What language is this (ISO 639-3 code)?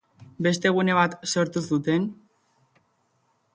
eus